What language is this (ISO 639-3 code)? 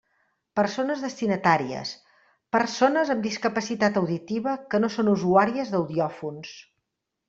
cat